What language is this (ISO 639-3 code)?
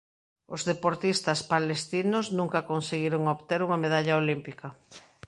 glg